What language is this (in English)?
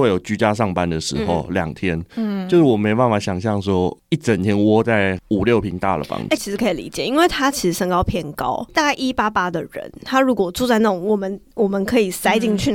Chinese